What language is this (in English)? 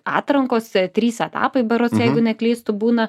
Lithuanian